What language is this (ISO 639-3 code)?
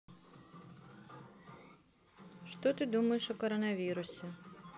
rus